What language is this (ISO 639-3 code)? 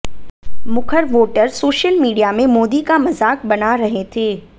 hin